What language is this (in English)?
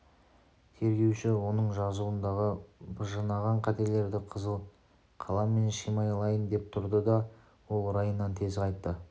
Kazakh